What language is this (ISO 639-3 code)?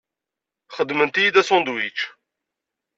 kab